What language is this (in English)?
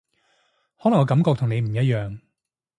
Cantonese